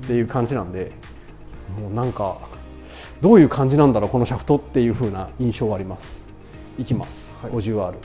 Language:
Japanese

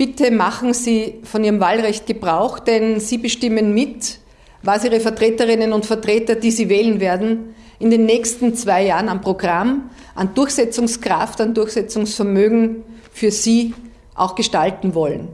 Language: German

